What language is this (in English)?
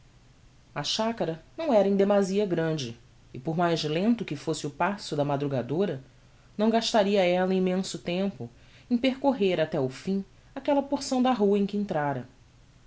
Portuguese